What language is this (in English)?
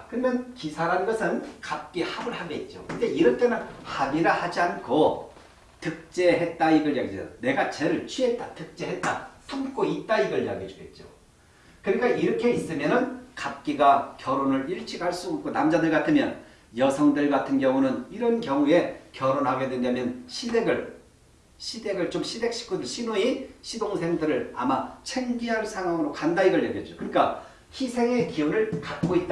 Korean